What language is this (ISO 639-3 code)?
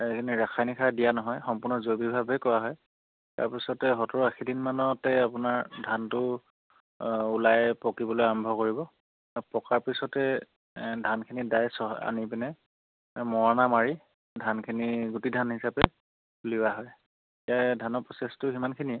asm